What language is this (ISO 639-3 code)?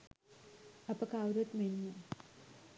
sin